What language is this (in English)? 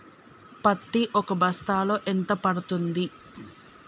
Telugu